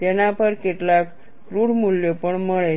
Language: Gujarati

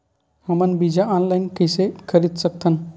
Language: Chhattisgarhi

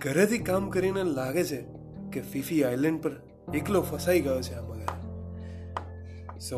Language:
Gujarati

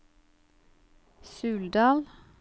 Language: Norwegian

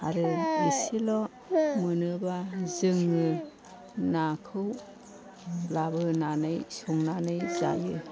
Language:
Bodo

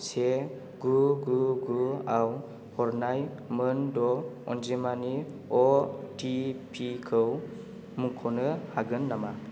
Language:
Bodo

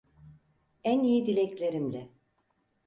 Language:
Turkish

